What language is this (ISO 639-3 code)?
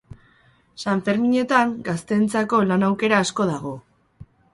eus